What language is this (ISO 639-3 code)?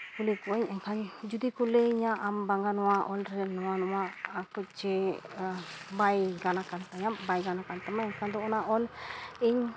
sat